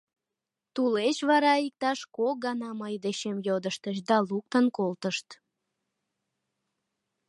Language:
Mari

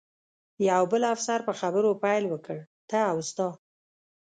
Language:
Pashto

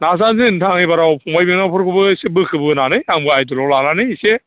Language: Bodo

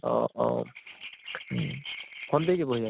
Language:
Assamese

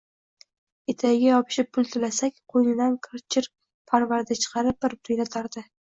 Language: Uzbek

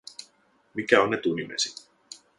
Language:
Finnish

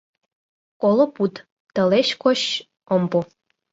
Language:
Mari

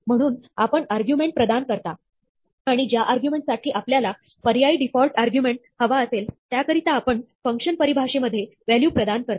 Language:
Marathi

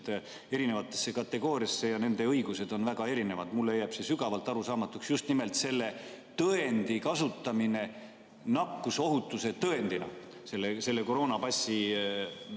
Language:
Estonian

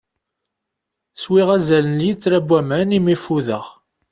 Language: Kabyle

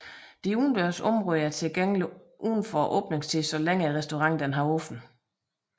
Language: Danish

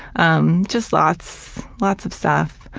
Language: English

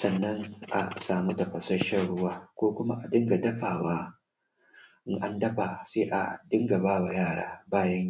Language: Hausa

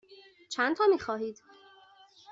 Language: Persian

